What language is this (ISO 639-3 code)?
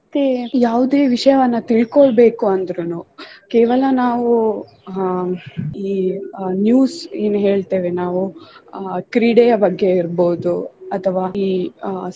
kan